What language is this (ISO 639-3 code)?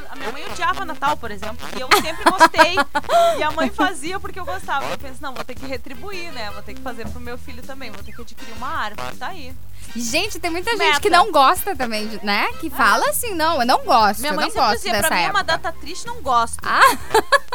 por